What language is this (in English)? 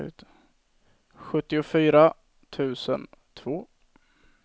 Swedish